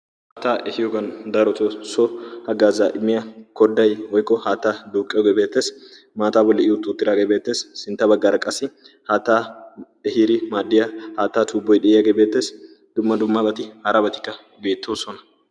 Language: Wolaytta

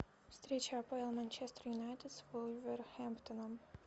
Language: Russian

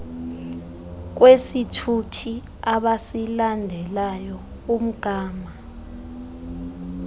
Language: Xhosa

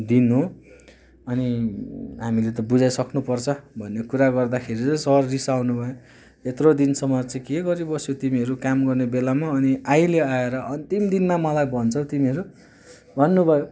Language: Nepali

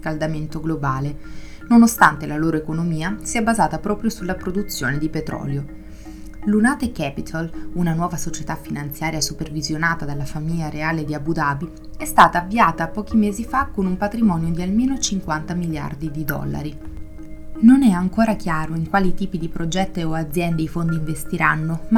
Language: Italian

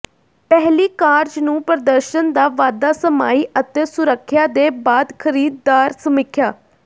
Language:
Punjabi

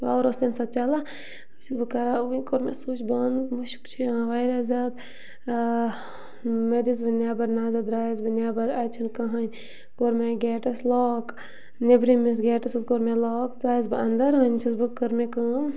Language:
Kashmiri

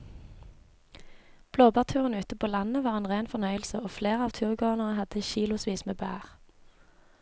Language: Norwegian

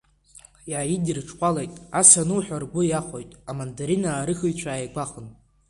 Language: Abkhazian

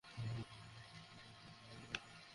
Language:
Bangla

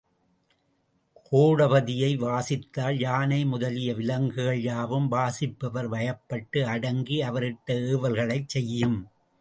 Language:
Tamil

